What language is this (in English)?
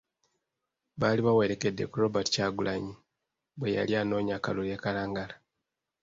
Ganda